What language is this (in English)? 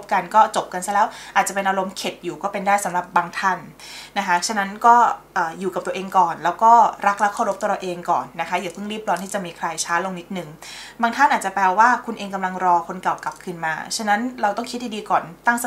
Thai